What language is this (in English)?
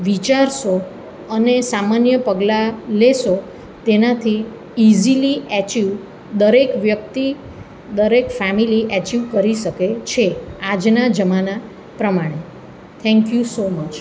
Gujarati